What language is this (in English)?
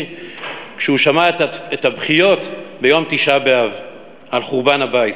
Hebrew